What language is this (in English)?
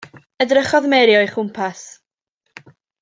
Welsh